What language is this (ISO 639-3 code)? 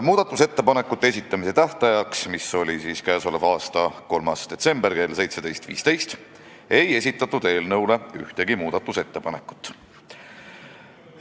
est